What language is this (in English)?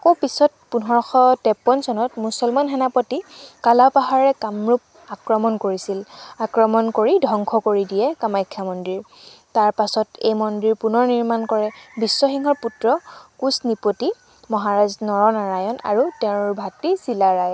Assamese